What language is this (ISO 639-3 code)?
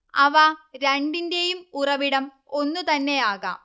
mal